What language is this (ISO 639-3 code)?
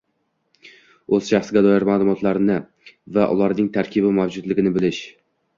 uzb